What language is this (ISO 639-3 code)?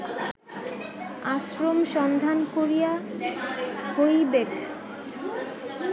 ben